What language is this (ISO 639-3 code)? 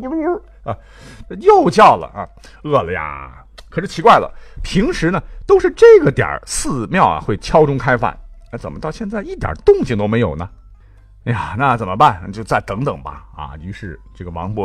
zho